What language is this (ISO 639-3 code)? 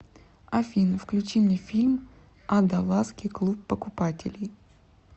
rus